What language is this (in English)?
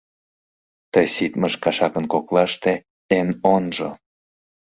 Mari